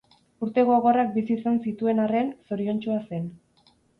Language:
Basque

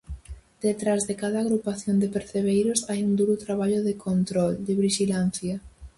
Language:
Galician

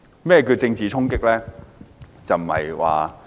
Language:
Cantonese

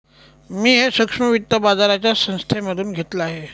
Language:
Marathi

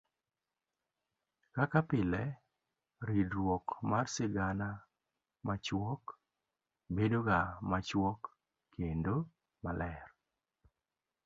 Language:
Luo (Kenya and Tanzania)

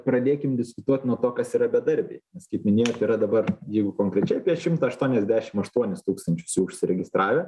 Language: Lithuanian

